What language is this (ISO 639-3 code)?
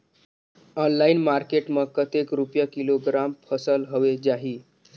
hne